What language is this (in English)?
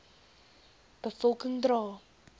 Afrikaans